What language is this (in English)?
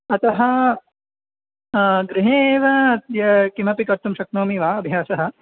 Sanskrit